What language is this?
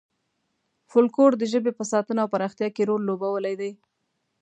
Pashto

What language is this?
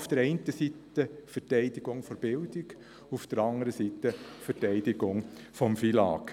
Swiss German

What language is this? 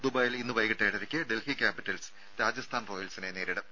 Malayalam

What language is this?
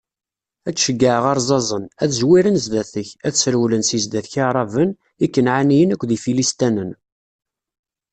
Kabyle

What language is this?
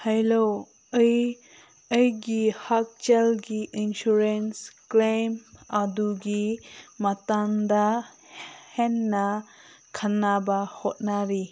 Manipuri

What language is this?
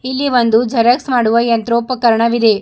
Kannada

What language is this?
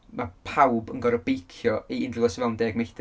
Welsh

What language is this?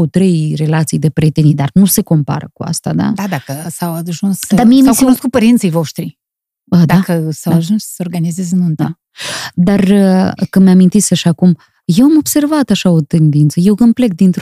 Romanian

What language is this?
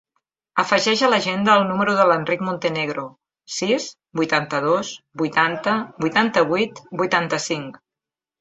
Catalan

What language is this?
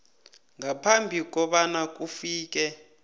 South Ndebele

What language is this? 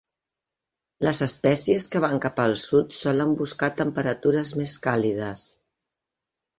Catalan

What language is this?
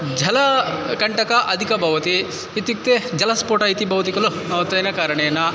Sanskrit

